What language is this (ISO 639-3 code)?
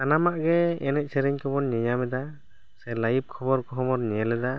sat